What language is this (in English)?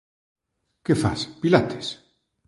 Galician